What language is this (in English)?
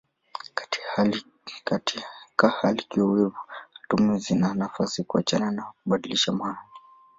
Swahili